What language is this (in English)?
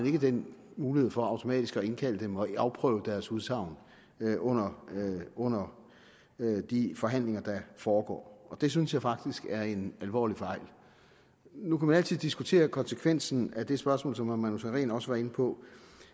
Danish